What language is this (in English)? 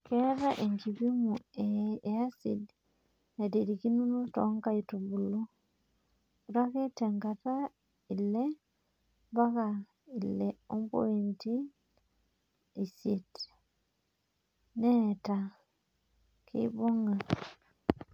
Masai